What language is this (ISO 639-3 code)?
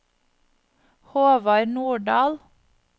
nor